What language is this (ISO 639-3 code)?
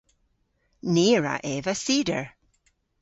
cor